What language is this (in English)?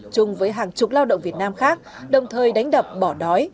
Vietnamese